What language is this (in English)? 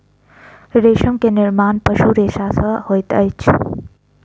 Maithili